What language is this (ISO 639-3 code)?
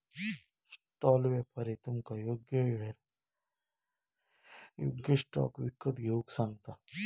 mar